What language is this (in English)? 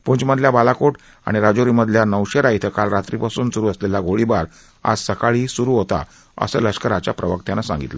Marathi